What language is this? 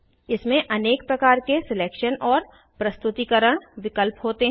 Hindi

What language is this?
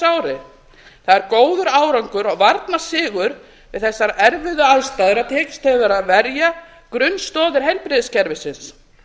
Icelandic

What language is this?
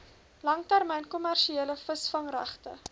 Afrikaans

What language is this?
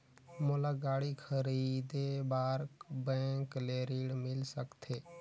Chhattisgarhi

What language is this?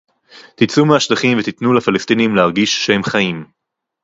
Hebrew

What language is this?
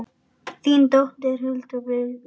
Icelandic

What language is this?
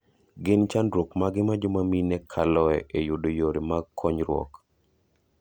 Luo (Kenya and Tanzania)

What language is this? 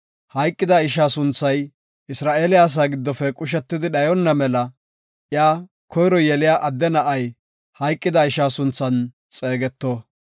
Gofa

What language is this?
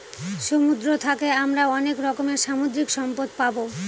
Bangla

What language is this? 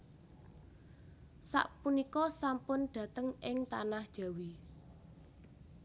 Javanese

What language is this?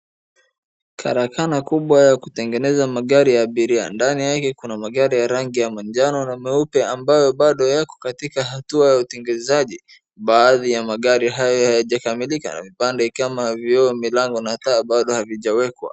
Swahili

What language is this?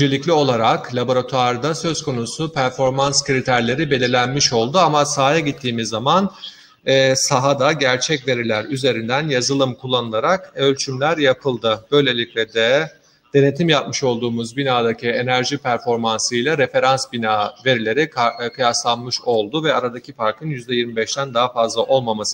Turkish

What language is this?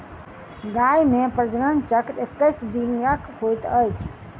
Maithili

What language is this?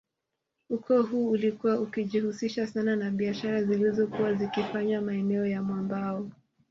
Swahili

